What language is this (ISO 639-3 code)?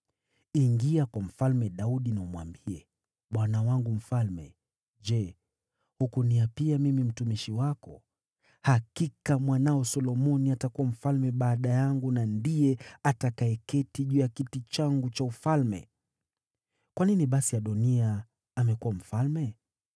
swa